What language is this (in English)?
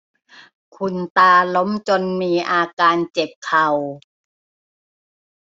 Thai